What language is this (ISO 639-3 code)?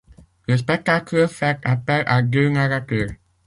fra